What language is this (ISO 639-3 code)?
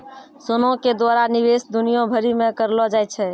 mai